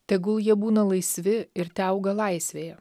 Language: Lithuanian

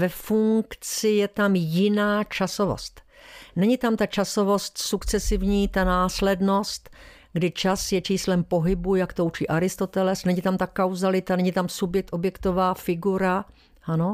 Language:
Czech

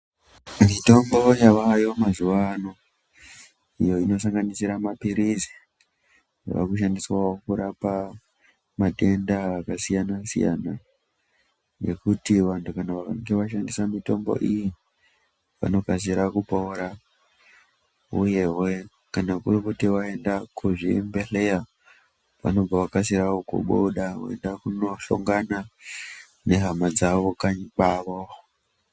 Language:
Ndau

